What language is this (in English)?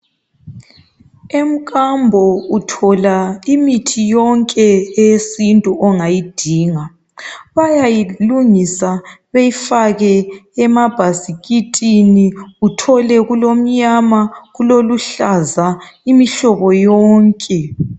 North Ndebele